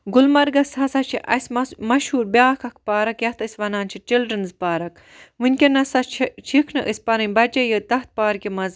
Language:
Kashmiri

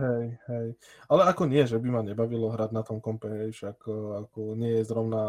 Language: Slovak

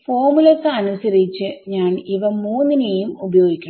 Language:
Malayalam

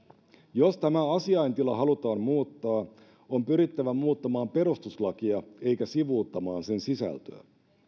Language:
Finnish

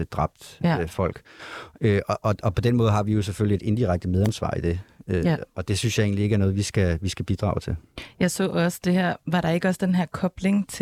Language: Danish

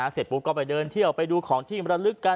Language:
Thai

